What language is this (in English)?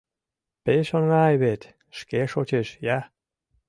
Mari